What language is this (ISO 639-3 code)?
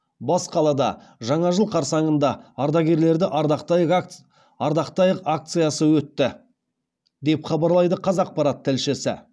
kaz